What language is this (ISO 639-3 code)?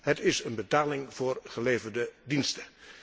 nld